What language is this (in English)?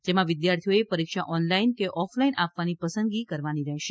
Gujarati